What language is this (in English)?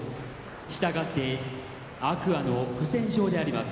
Japanese